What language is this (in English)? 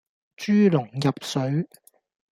Cantonese